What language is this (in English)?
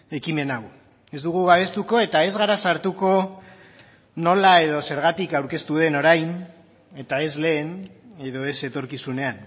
Basque